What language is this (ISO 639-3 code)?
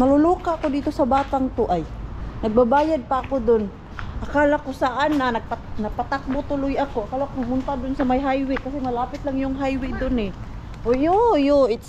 fil